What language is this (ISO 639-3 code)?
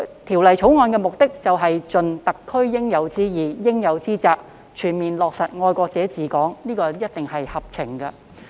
yue